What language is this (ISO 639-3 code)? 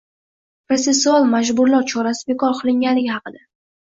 uzb